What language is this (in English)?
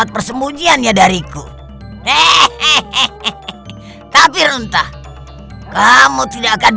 Indonesian